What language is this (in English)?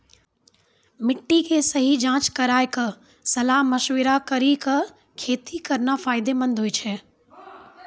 Maithili